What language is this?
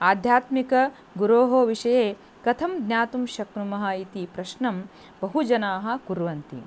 Sanskrit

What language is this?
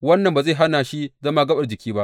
Hausa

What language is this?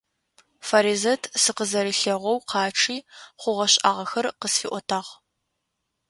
Adyghe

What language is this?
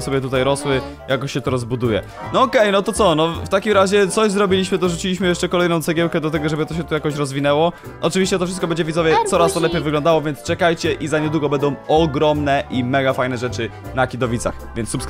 Polish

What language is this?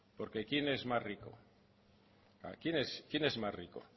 Spanish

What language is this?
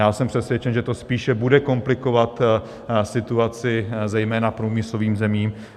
Czech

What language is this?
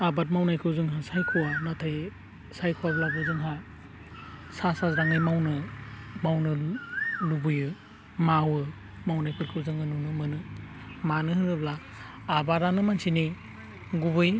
Bodo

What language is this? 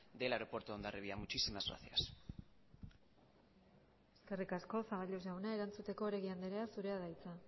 Basque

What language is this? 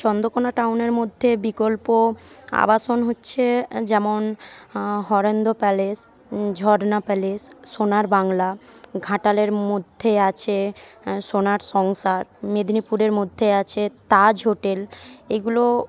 Bangla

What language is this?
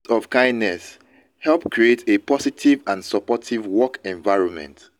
Nigerian Pidgin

